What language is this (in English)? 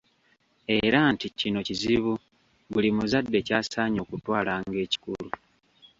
Ganda